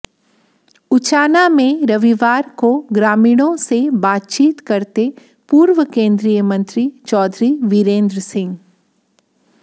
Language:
Hindi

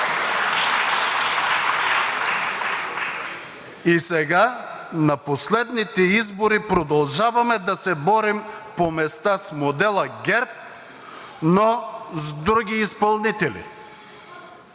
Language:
Bulgarian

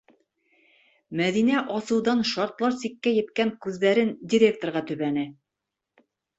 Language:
Bashkir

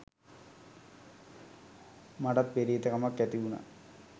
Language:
Sinhala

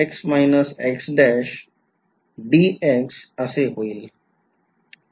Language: Marathi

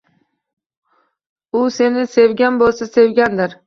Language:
Uzbek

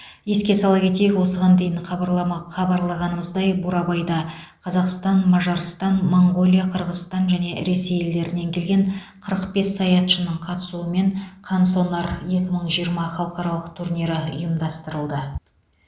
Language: Kazakh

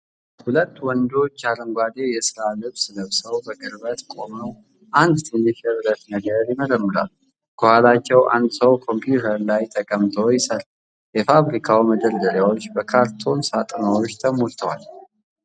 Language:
Amharic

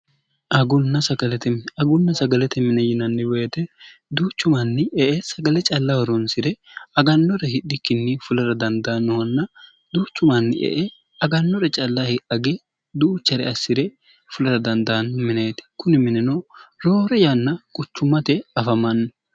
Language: Sidamo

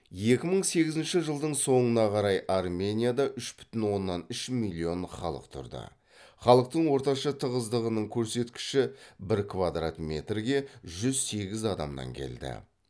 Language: Kazakh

